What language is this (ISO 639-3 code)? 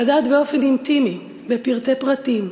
heb